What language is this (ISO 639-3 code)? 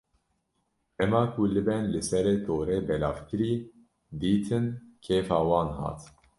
kur